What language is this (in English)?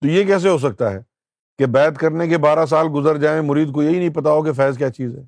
Urdu